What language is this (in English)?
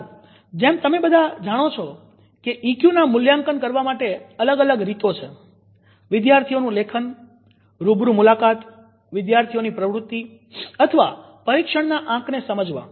Gujarati